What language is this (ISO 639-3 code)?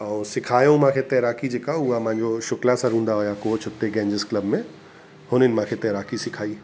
snd